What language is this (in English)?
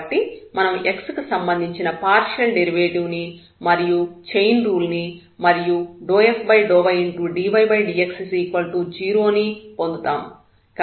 Telugu